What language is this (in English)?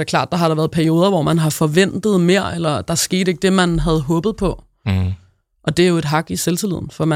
Danish